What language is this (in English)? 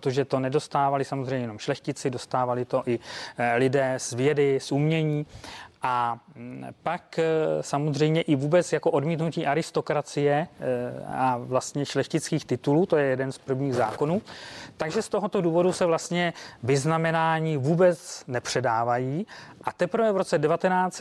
Czech